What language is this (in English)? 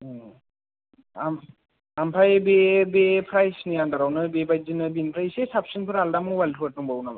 Bodo